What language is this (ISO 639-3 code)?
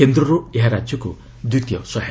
ori